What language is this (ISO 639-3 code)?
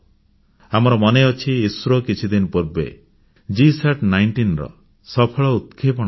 ori